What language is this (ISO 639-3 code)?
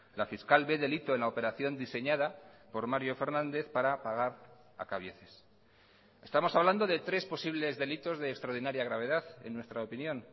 spa